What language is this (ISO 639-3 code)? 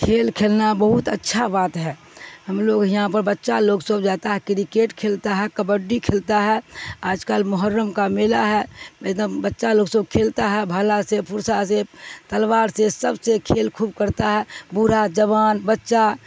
urd